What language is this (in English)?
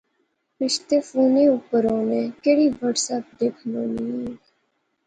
Pahari-Potwari